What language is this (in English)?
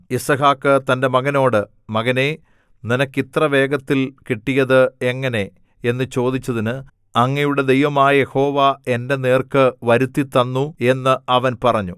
Malayalam